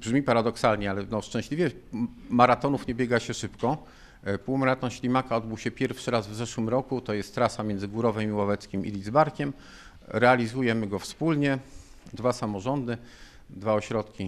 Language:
Polish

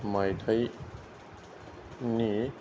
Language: Bodo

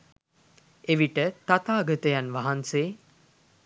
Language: Sinhala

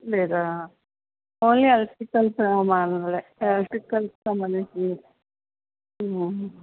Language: Telugu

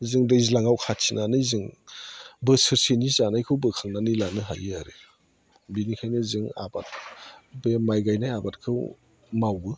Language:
Bodo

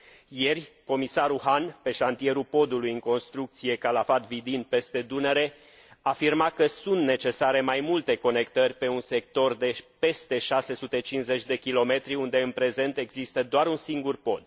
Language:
Romanian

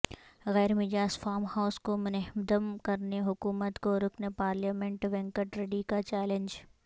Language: Urdu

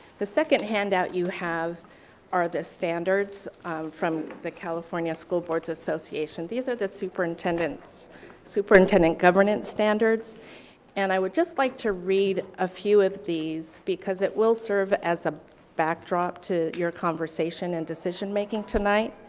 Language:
English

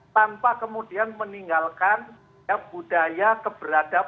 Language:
Indonesian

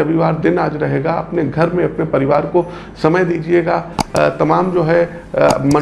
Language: Hindi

